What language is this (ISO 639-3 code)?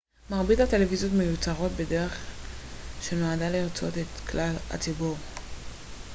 heb